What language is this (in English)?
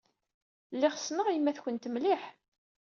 Kabyle